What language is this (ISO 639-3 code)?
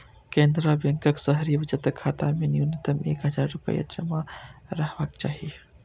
mai